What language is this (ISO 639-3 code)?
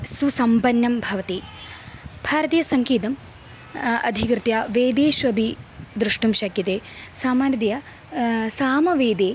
san